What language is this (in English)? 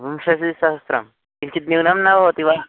Sanskrit